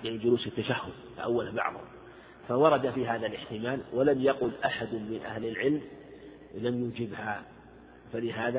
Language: Arabic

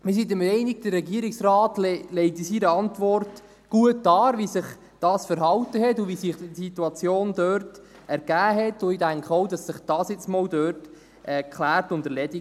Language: Swiss German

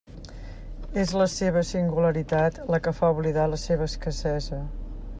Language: Catalan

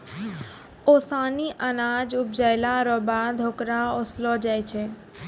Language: Maithili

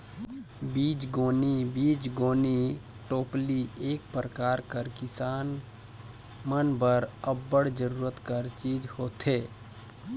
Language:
Chhattisgarhi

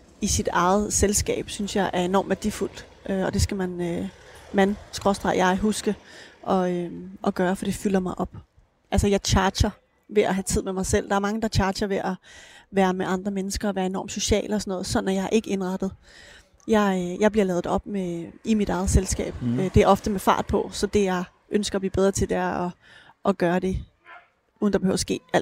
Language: Danish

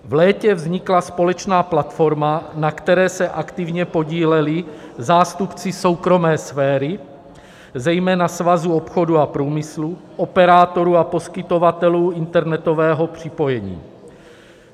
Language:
Czech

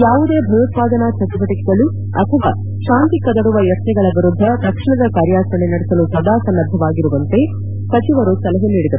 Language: Kannada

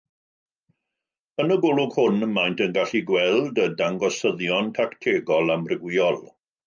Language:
Welsh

